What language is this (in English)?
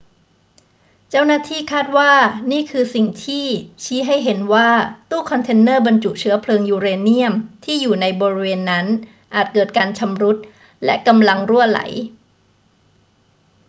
Thai